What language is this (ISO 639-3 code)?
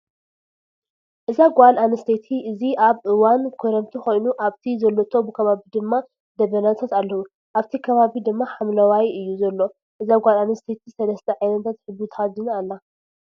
tir